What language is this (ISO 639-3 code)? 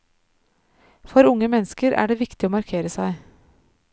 nor